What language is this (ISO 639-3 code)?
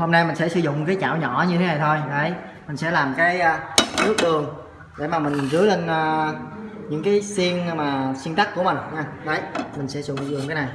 vie